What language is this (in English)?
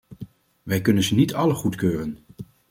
Dutch